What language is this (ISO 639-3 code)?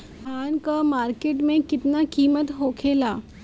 bho